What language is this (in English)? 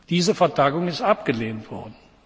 German